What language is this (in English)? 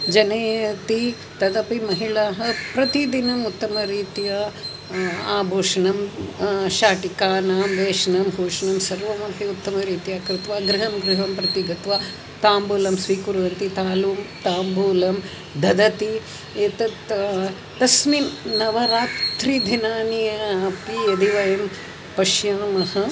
Sanskrit